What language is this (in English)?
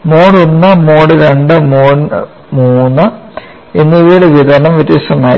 Malayalam